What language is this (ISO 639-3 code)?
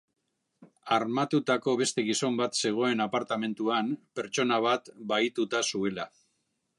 eus